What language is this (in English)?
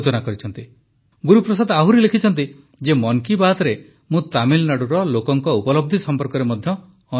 Odia